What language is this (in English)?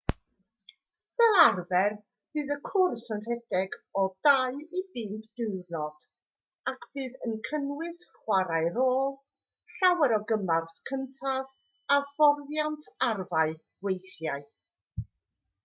Welsh